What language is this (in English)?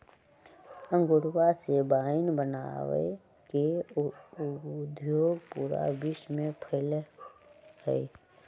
Magahi